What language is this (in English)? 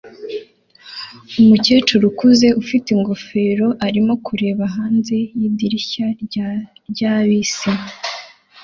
Kinyarwanda